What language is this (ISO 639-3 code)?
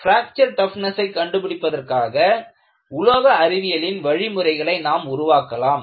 tam